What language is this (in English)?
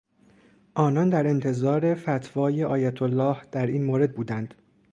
Persian